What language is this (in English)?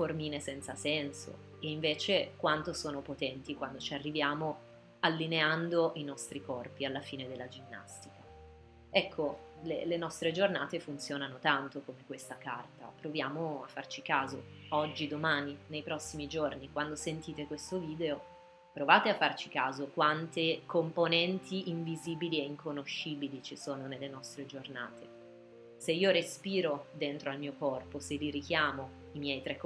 Italian